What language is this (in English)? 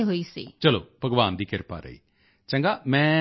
Punjabi